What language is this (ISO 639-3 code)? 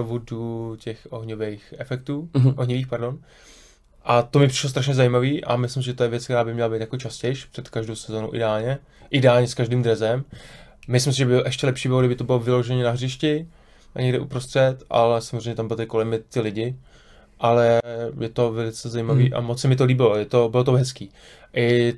ces